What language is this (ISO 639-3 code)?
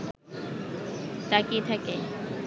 ben